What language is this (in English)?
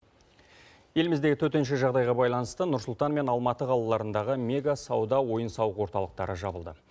Kazakh